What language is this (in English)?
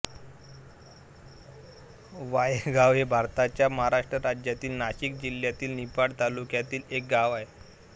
Marathi